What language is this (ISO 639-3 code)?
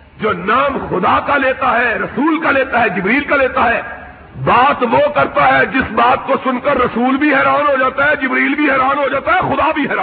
urd